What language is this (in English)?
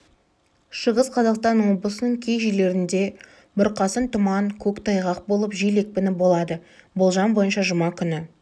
Kazakh